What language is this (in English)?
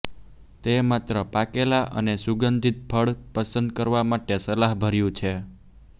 Gujarati